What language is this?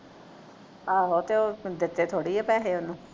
Punjabi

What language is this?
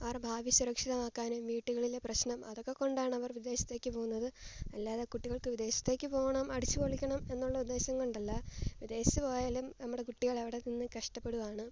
Malayalam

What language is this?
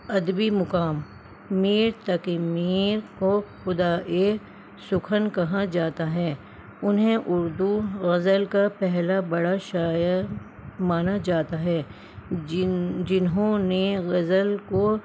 Urdu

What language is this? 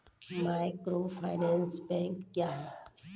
Maithili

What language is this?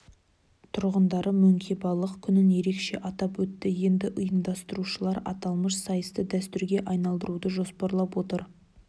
Kazakh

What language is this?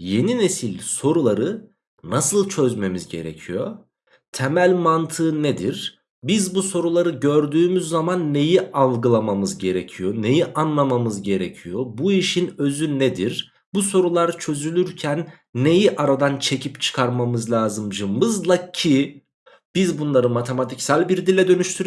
Turkish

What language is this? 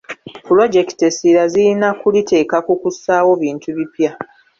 Ganda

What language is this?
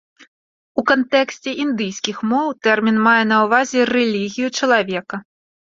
Belarusian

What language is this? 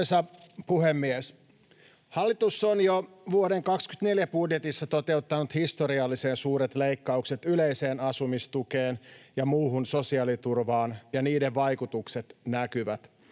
Finnish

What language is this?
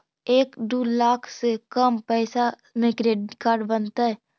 Magahi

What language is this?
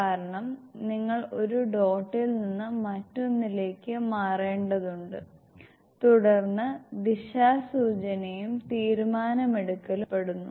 Malayalam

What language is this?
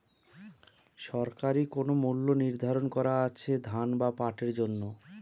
Bangla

